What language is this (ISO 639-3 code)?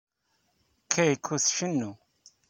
kab